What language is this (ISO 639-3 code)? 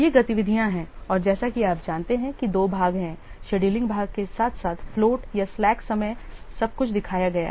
hin